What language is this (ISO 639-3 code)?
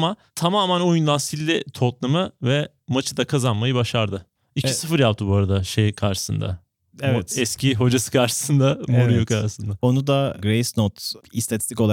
tur